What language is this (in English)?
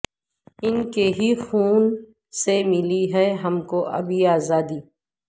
Urdu